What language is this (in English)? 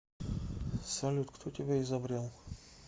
Russian